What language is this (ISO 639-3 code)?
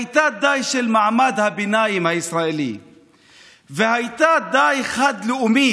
heb